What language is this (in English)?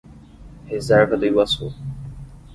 Portuguese